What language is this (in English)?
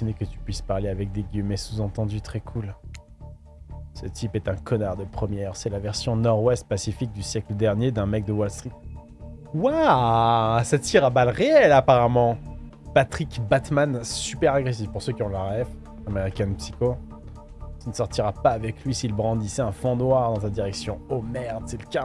French